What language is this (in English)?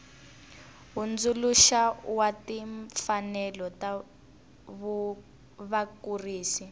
Tsonga